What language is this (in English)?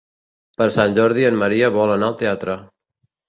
Catalan